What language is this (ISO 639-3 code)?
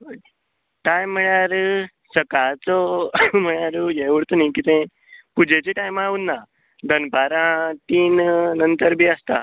kok